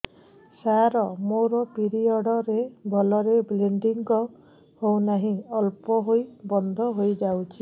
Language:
Odia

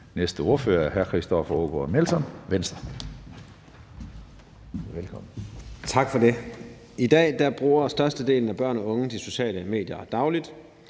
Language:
Danish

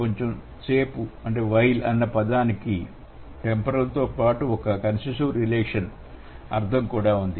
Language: Telugu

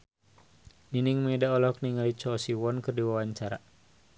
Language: Sundanese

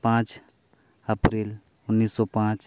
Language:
Santali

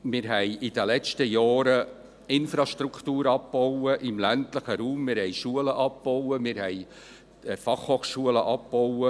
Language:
Swiss German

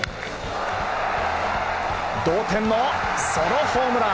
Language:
Japanese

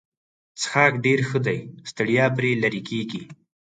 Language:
Pashto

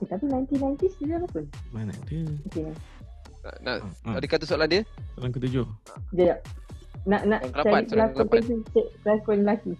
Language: Malay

